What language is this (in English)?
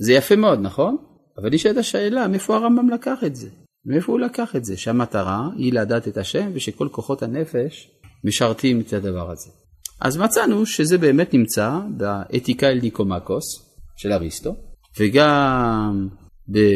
Hebrew